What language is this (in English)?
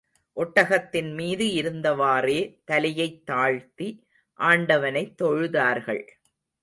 Tamil